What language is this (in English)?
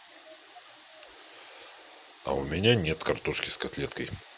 Russian